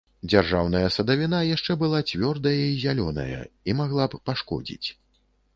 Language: Belarusian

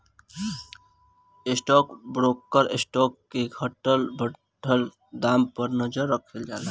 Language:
Bhojpuri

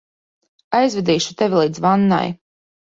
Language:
Latvian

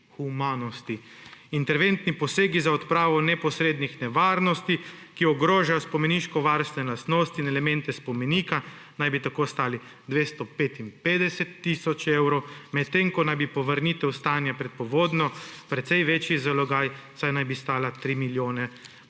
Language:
Slovenian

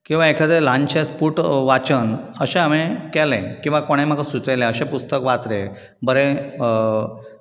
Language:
Konkani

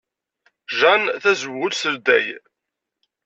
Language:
Kabyle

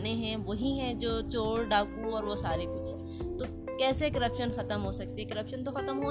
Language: Urdu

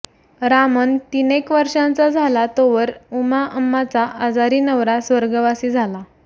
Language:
Marathi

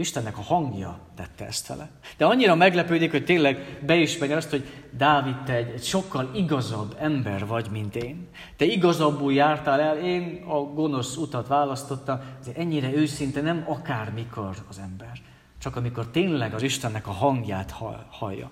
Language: Hungarian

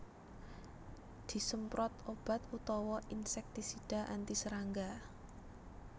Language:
Javanese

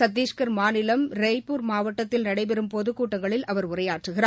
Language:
Tamil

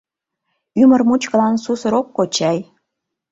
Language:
Mari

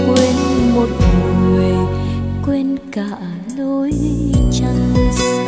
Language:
Vietnamese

